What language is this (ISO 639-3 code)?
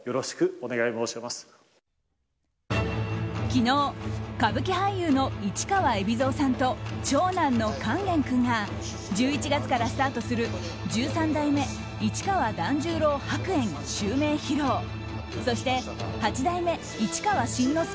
jpn